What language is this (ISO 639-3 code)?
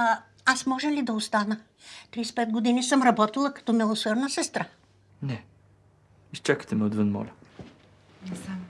bul